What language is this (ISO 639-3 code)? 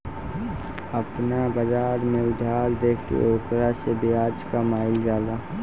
bho